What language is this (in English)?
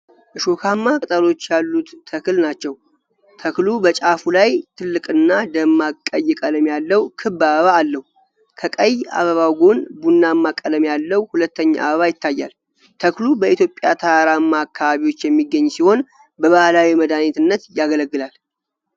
Amharic